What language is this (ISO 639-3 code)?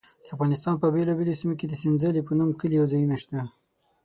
pus